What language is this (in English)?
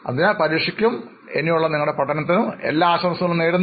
Malayalam